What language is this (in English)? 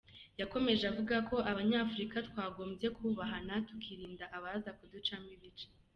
Kinyarwanda